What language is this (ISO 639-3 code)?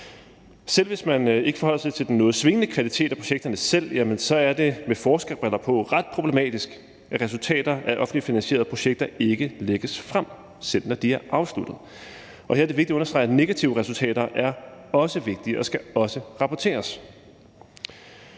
dan